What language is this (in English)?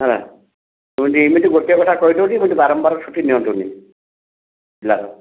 Odia